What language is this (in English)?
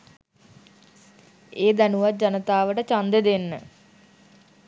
Sinhala